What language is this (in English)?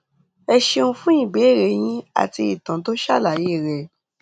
Yoruba